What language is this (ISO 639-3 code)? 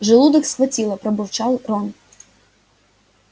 rus